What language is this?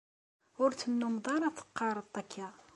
Kabyle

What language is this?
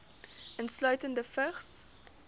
Afrikaans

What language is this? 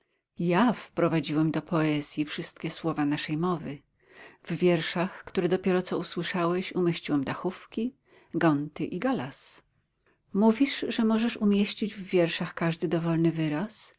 Polish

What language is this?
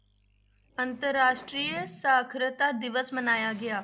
Punjabi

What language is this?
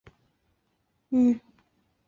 Chinese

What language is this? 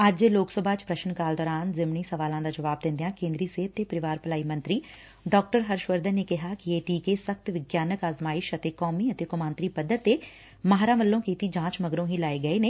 Punjabi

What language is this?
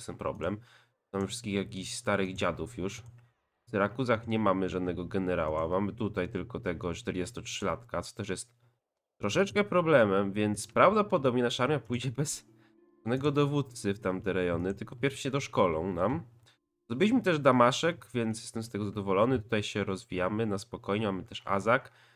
Polish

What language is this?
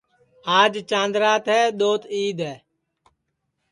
Sansi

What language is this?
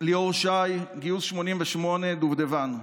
Hebrew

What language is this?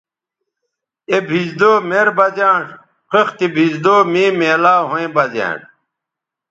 Bateri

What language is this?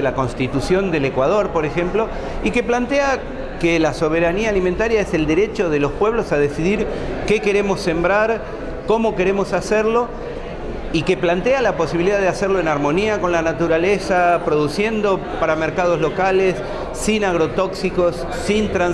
Spanish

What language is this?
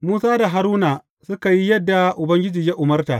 Hausa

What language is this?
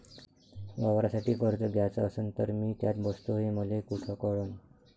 Marathi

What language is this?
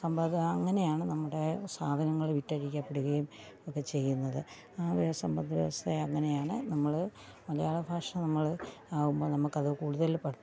Malayalam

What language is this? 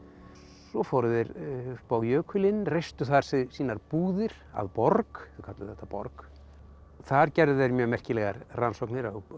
Icelandic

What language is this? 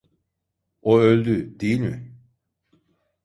Turkish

